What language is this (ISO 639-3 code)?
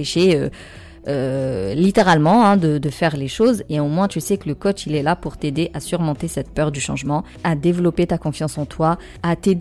fra